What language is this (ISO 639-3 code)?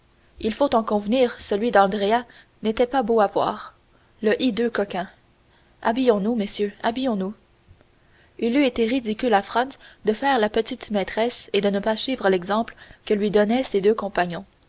fra